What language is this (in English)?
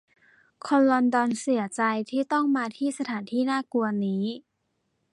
Thai